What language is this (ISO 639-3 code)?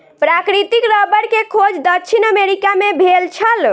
mai